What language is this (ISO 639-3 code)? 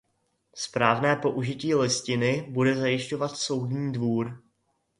ces